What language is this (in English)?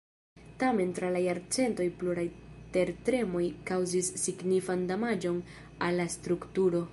Esperanto